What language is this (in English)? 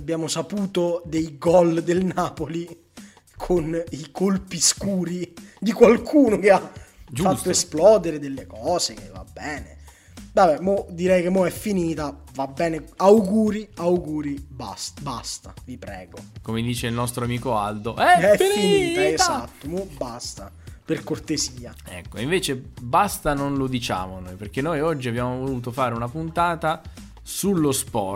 Italian